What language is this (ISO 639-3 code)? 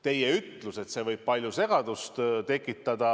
est